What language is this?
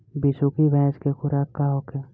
Bhojpuri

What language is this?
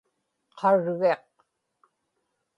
Inupiaq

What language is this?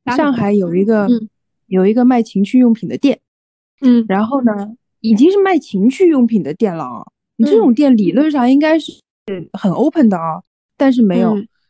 Chinese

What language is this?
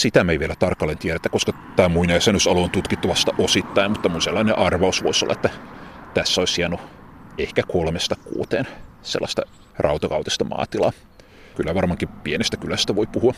Finnish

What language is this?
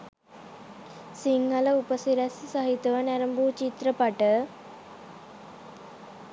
Sinhala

